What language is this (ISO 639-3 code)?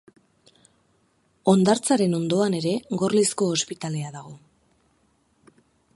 eus